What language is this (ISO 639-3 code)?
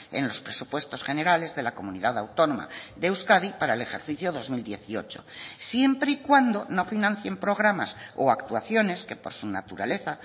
spa